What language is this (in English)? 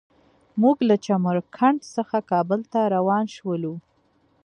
Pashto